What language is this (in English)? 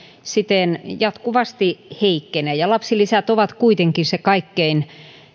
Finnish